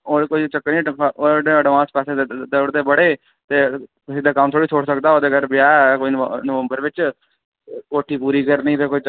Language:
Dogri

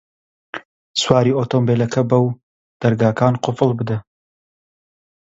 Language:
Central Kurdish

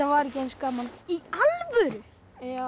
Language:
Icelandic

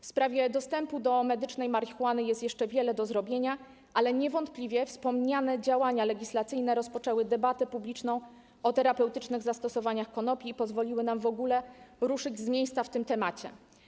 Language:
Polish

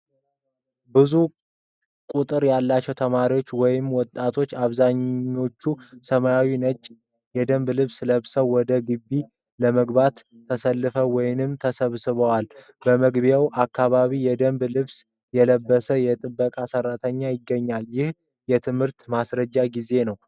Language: Amharic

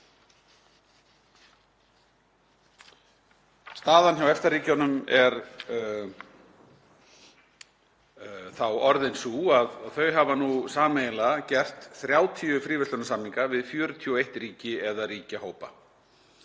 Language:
Icelandic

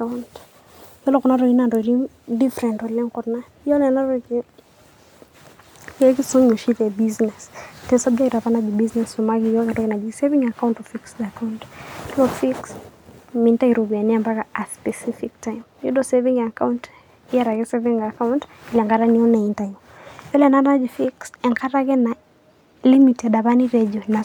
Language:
Masai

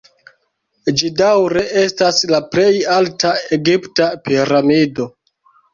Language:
Esperanto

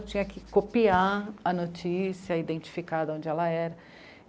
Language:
Portuguese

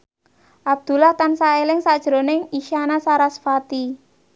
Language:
Javanese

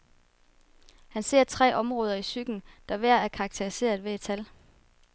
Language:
Danish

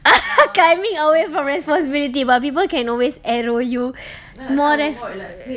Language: English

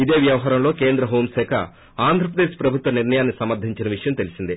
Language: Telugu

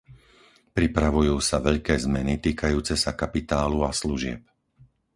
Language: Slovak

